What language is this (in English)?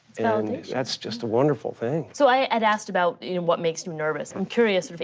English